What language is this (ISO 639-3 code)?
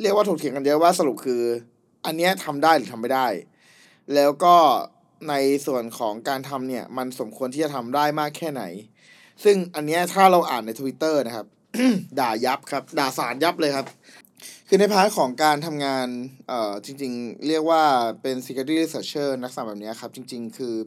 tha